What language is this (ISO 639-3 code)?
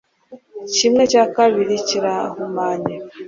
kin